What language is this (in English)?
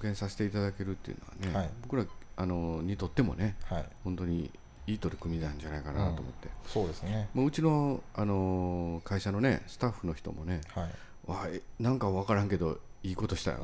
Japanese